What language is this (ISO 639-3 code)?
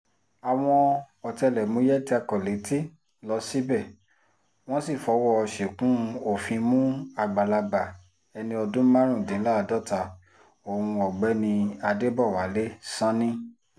yor